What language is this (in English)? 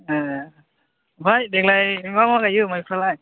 Bodo